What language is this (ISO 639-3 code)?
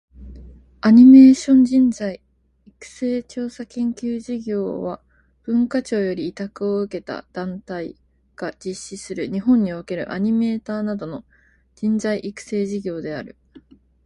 jpn